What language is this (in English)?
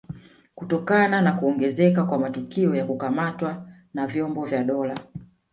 Swahili